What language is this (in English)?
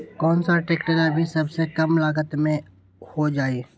Magahi